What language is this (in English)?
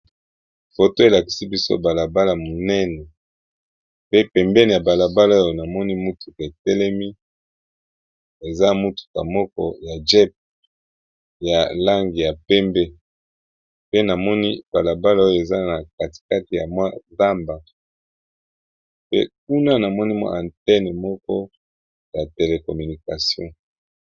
Lingala